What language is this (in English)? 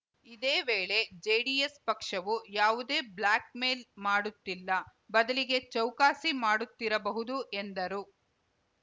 Kannada